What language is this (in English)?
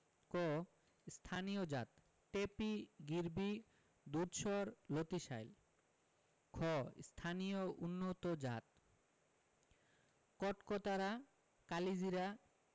Bangla